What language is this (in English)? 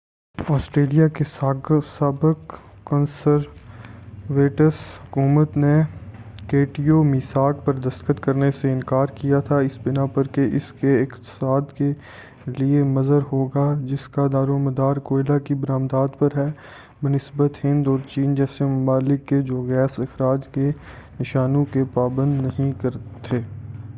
Urdu